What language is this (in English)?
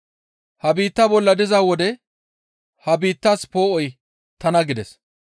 Gamo